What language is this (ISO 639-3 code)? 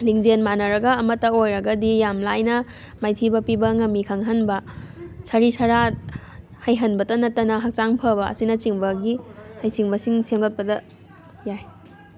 mni